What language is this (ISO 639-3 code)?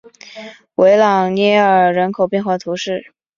zho